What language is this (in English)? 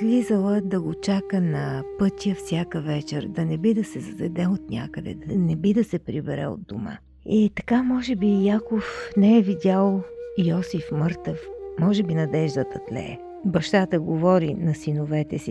Bulgarian